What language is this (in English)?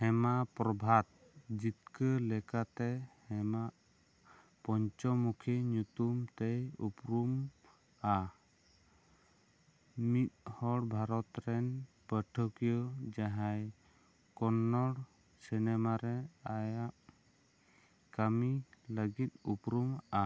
Santali